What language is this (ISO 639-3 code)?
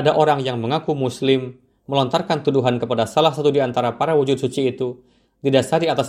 ind